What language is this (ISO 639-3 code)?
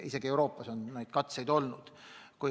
est